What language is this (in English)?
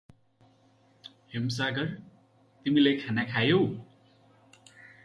Nepali